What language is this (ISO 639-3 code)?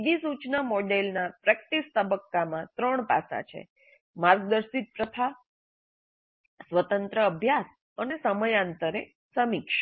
guj